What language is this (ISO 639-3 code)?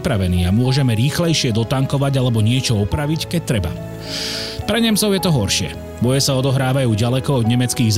slk